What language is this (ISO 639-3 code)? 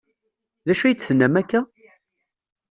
kab